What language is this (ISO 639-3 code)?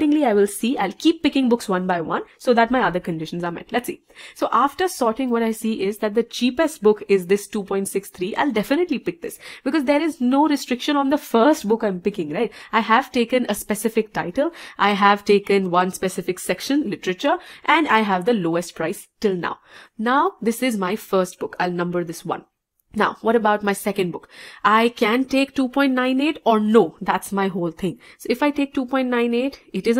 eng